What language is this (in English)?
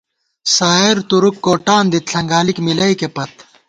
Gawar-Bati